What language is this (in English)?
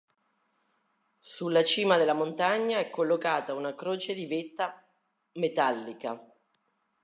Italian